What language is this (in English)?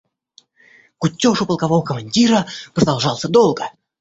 Russian